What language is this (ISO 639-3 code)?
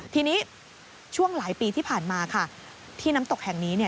tha